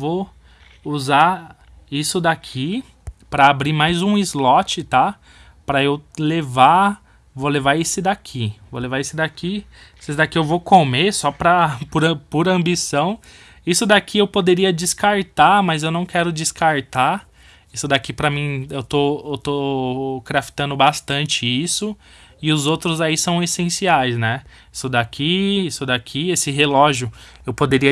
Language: Portuguese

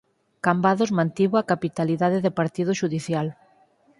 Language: Galician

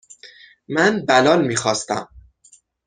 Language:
Persian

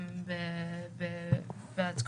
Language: Hebrew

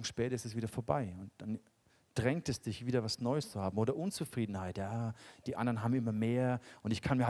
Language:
German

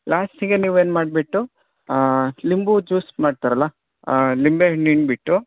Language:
Kannada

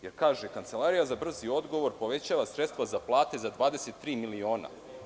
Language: Serbian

